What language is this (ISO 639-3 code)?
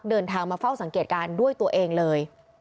tha